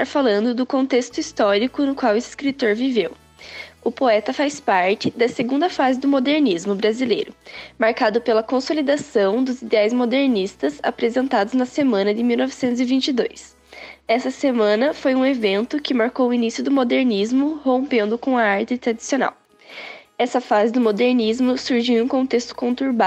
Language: Portuguese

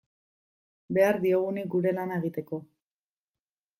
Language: Basque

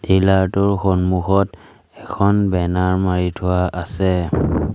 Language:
Assamese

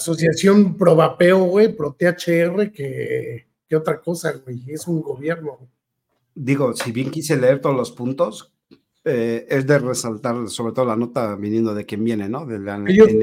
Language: Spanish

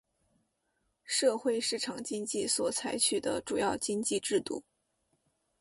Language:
Chinese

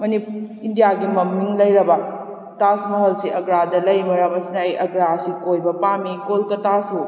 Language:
Manipuri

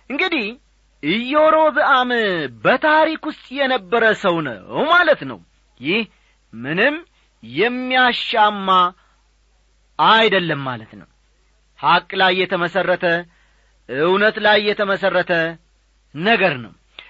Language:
Amharic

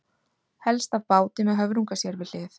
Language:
Icelandic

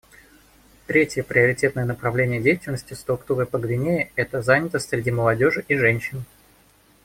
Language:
Russian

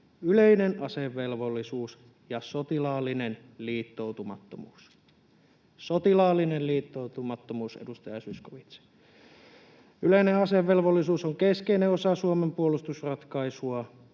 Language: Finnish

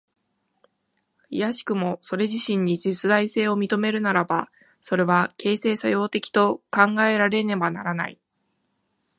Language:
Japanese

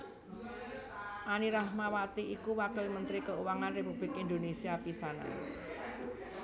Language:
Javanese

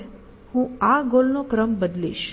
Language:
Gujarati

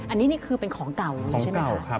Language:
Thai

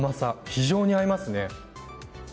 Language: Japanese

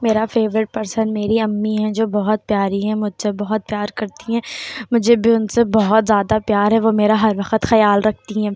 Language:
Urdu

